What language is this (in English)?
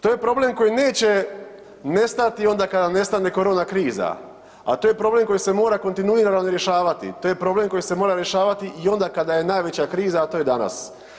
Croatian